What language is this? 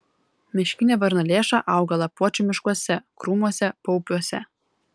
Lithuanian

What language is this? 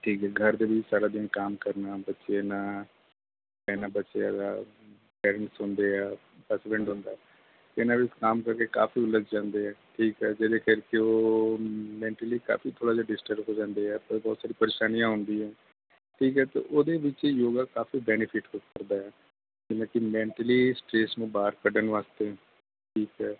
Punjabi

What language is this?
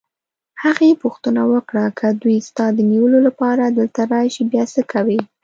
Pashto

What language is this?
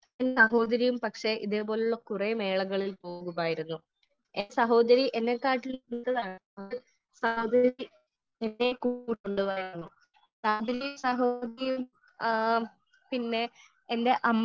Malayalam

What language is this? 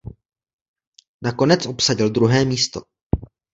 Czech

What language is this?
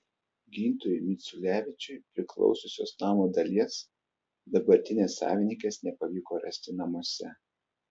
Lithuanian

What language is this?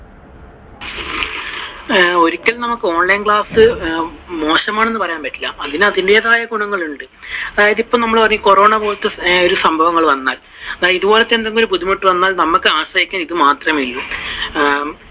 Malayalam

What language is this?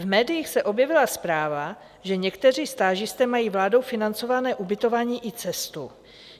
Czech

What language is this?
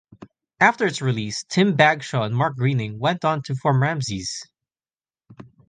English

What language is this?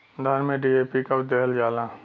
Bhojpuri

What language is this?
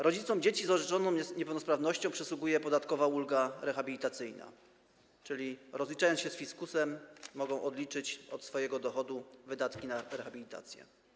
Polish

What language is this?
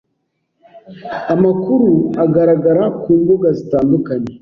Kinyarwanda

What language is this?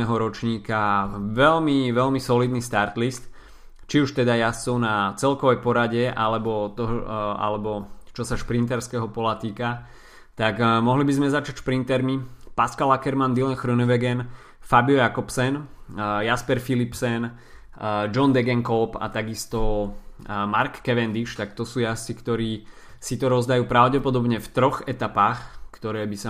Slovak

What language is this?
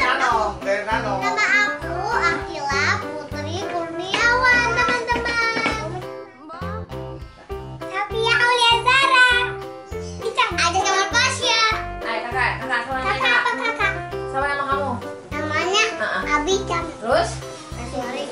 Indonesian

